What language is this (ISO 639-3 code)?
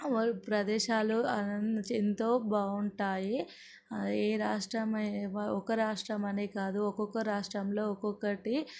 tel